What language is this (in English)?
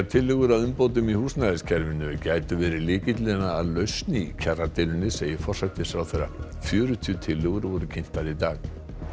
Icelandic